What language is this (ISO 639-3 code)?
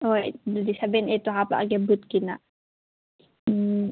mni